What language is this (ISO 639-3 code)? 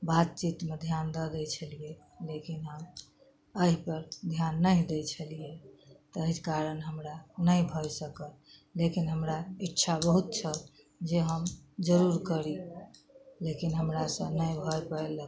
mai